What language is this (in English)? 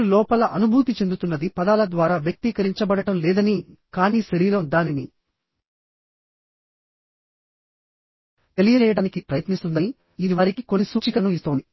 Telugu